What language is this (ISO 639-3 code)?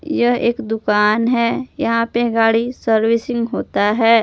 hin